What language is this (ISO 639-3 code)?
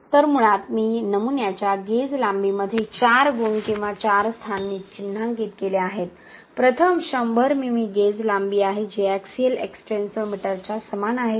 mar